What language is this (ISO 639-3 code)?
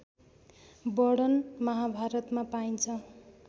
nep